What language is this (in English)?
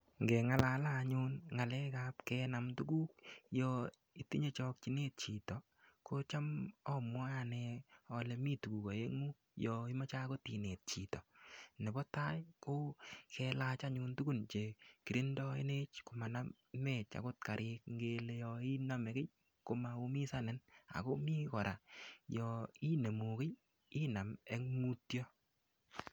Kalenjin